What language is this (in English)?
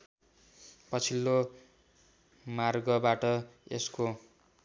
Nepali